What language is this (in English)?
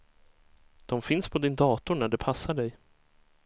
Swedish